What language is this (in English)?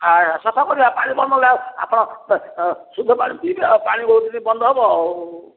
Odia